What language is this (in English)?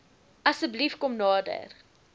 Afrikaans